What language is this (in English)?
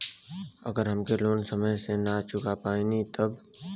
Bhojpuri